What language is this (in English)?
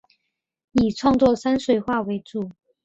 Chinese